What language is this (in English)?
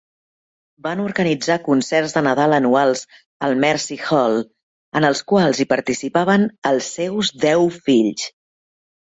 Catalan